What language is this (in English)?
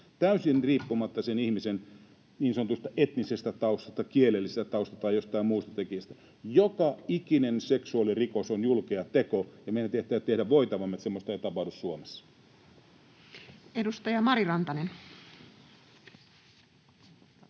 Finnish